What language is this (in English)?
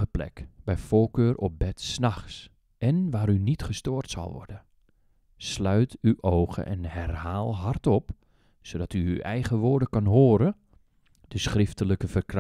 Dutch